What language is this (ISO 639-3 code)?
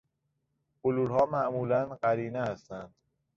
fas